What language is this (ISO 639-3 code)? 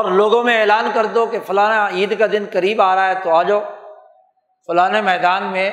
urd